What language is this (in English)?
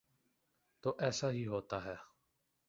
Urdu